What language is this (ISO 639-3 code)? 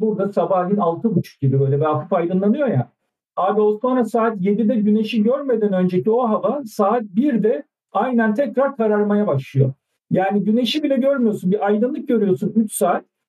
tur